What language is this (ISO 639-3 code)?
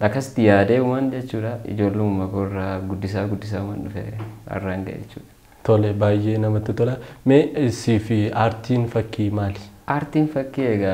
ind